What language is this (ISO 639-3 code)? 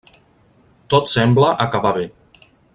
cat